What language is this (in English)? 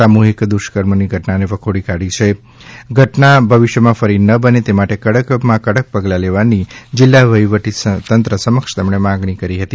Gujarati